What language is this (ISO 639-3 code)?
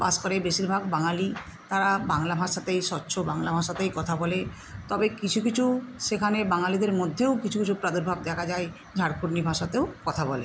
ben